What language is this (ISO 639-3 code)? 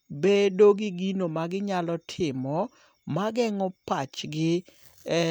luo